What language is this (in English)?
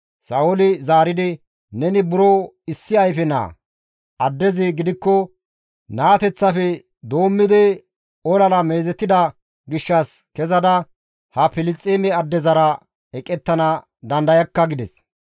Gamo